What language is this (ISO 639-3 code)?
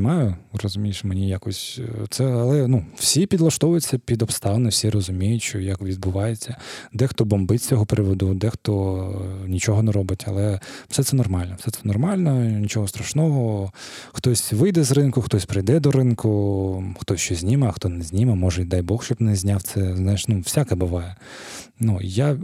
ukr